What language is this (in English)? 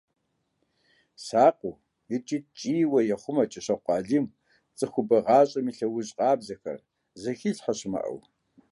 Kabardian